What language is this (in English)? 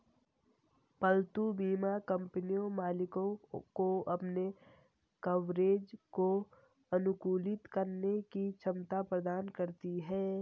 Hindi